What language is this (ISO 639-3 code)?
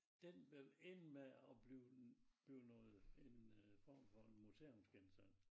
dan